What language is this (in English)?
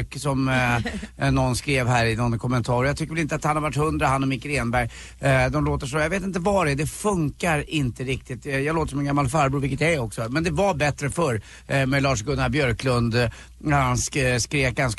Swedish